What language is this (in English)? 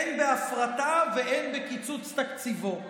Hebrew